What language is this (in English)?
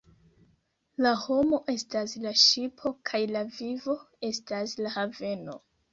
Esperanto